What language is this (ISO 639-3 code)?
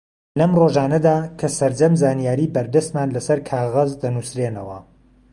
ckb